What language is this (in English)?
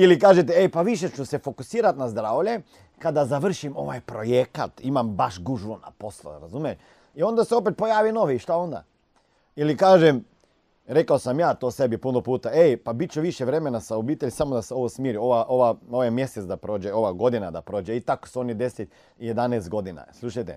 Croatian